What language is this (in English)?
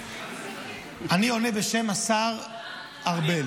Hebrew